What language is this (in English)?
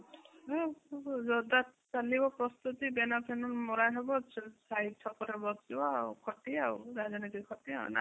Odia